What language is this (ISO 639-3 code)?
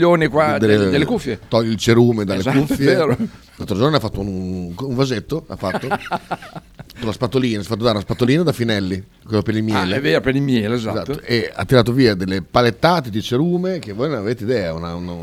ita